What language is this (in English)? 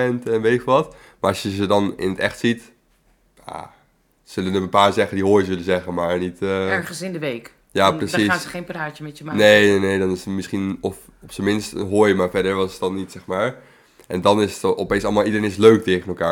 Dutch